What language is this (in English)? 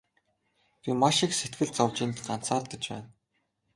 Mongolian